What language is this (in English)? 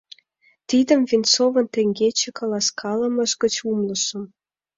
Mari